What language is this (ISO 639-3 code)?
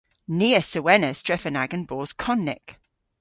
cor